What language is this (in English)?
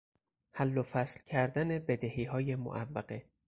Persian